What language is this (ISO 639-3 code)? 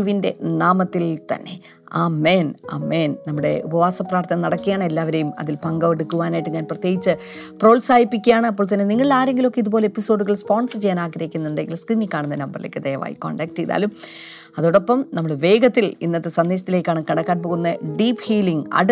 mal